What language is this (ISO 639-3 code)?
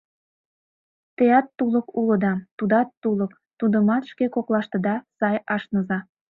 chm